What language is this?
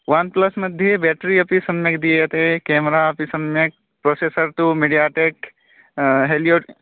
Sanskrit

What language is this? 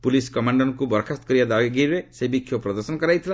Odia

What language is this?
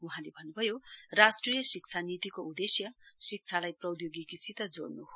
Nepali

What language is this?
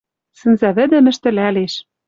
Western Mari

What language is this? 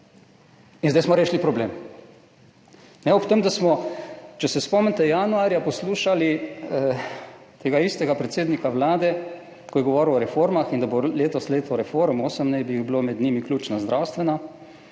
Slovenian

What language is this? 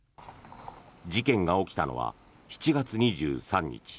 Japanese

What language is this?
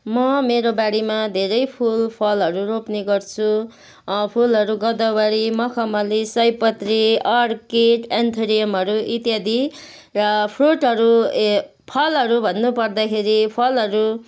Nepali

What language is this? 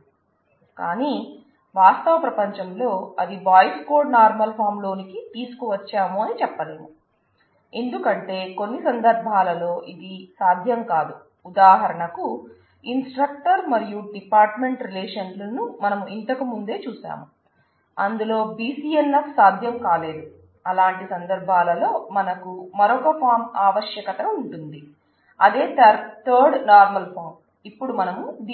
Telugu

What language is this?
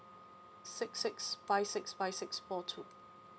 English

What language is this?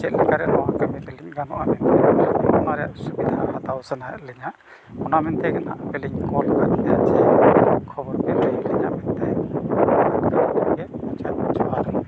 Santali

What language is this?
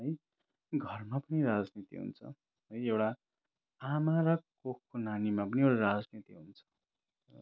Nepali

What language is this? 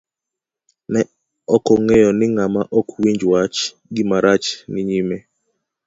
Luo (Kenya and Tanzania)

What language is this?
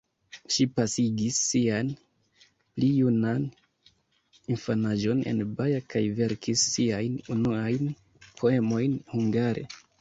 Esperanto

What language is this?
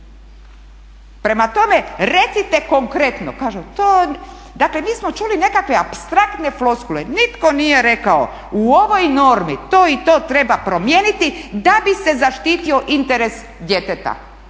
Croatian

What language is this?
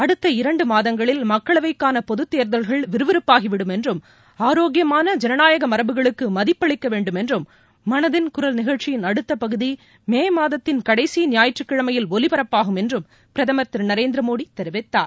Tamil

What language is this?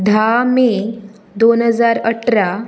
Konkani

